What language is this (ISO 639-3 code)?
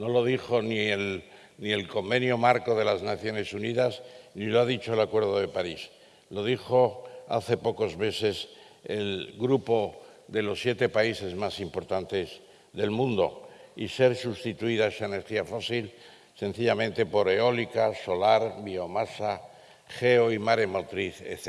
spa